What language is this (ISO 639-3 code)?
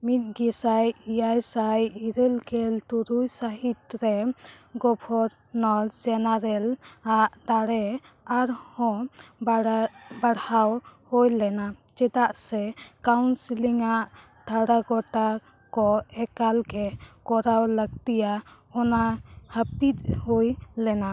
sat